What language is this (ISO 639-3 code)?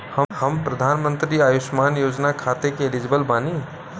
bho